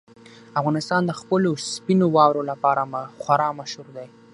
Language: Pashto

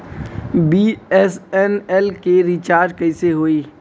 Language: Bhojpuri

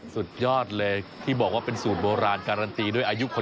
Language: Thai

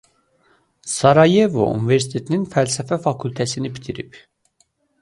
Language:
Azerbaijani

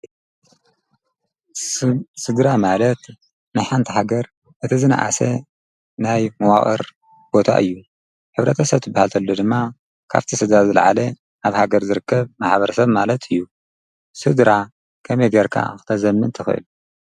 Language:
Tigrinya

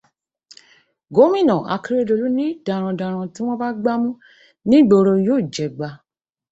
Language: Yoruba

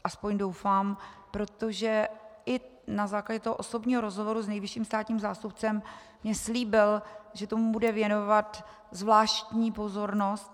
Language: Czech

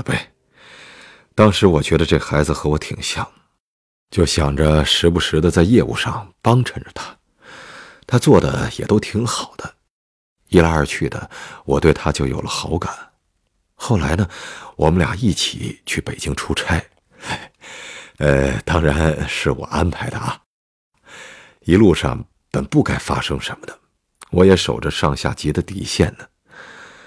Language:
Chinese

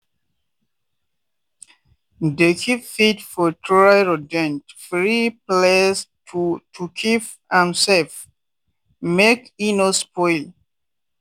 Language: Nigerian Pidgin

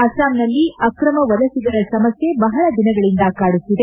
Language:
Kannada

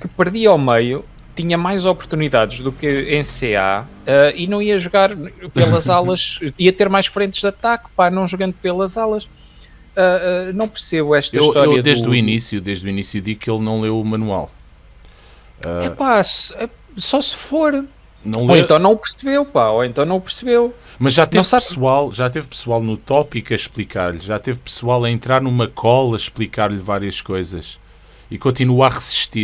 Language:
Portuguese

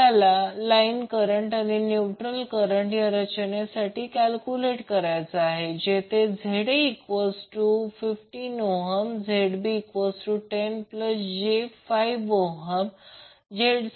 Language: Marathi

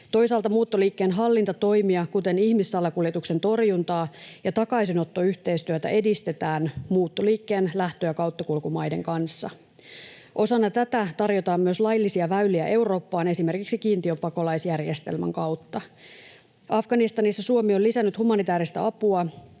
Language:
Finnish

